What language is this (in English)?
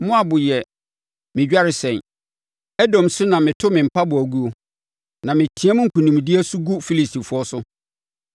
Akan